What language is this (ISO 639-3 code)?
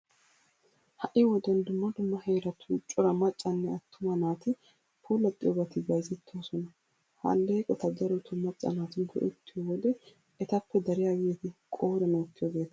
wal